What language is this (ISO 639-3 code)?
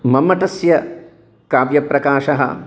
san